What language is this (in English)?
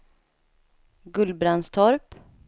Swedish